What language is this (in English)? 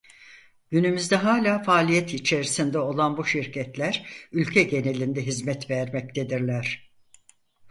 Turkish